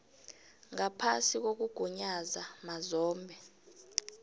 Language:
South Ndebele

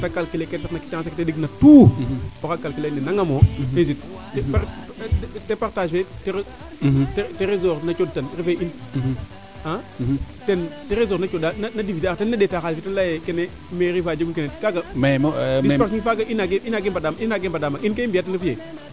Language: Serer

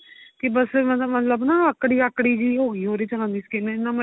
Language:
Punjabi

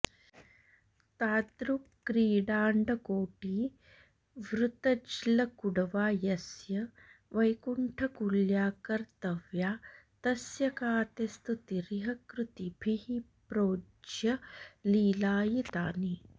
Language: Sanskrit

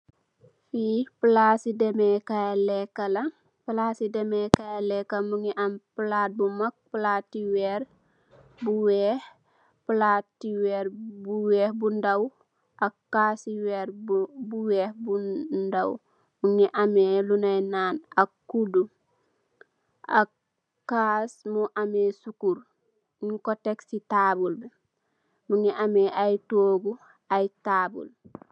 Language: Wolof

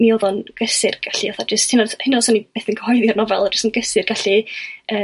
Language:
Welsh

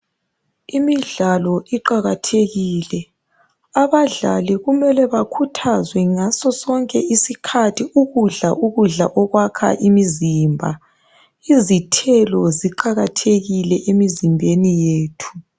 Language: North Ndebele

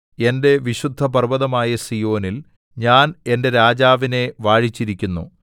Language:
Malayalam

